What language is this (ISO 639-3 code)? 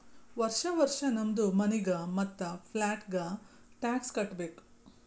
kan